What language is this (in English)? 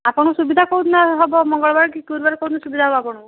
Odia